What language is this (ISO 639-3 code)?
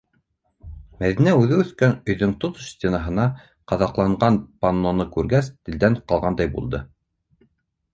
bak